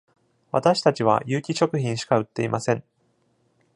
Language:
Japanese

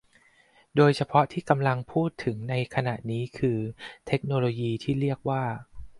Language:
Thai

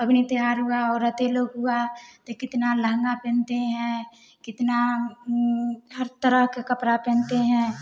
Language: Hindi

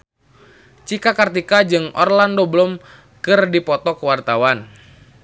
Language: Sundanese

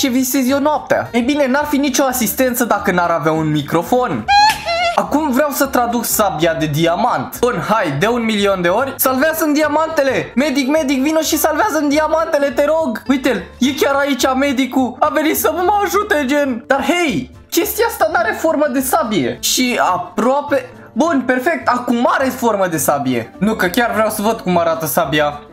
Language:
Romanian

